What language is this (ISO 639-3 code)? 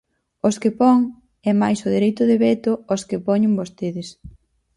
glg